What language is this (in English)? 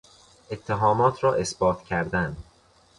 Persian